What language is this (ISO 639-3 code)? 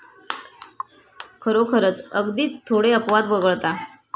mar